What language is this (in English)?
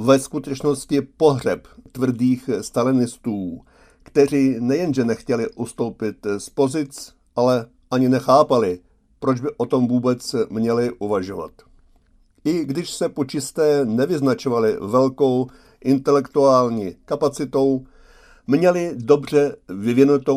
Czech